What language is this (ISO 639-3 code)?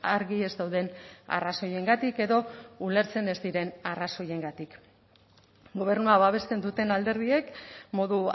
eus